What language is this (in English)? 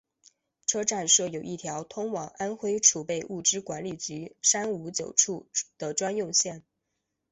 Chinese